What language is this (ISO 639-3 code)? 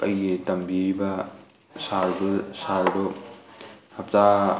mni